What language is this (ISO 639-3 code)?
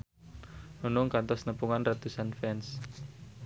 sun